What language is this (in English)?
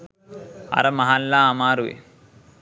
Sinhala